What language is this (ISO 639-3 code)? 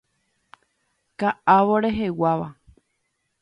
grn